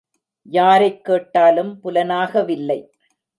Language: Tamil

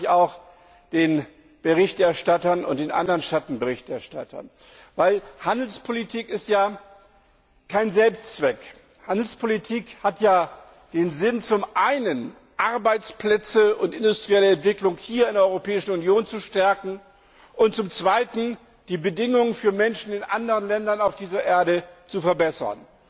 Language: German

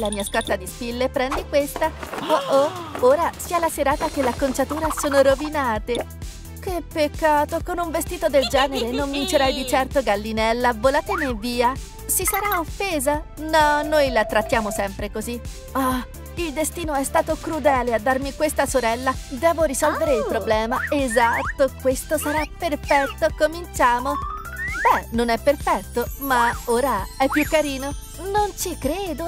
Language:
Italian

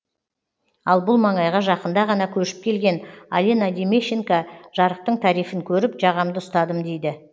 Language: Kazakh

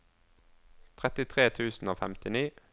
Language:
Norwegian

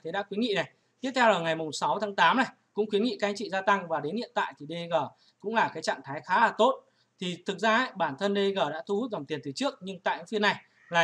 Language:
Vietnamese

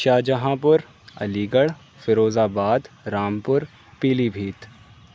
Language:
Urdu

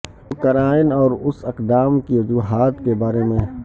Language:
Urdu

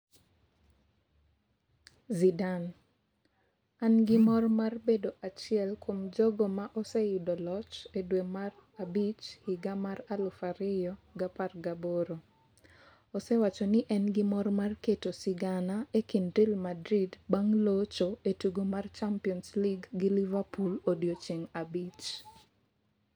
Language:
Luo (Kenya and Tanzania)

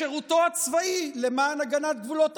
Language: Hebrew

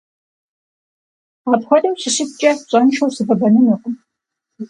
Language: Kabardian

